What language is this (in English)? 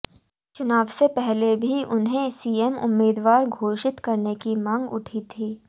Hindi